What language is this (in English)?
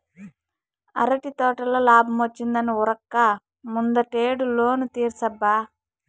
Telugu